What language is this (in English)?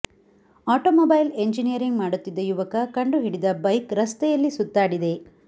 Kannada